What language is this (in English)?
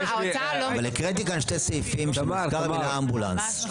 Hebrew